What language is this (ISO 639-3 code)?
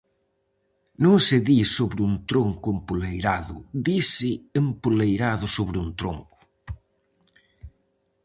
glg